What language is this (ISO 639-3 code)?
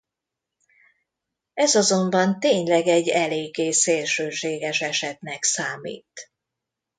hun